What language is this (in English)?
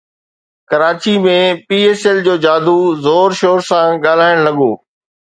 Sindhi